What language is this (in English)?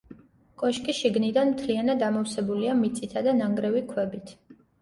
Georgian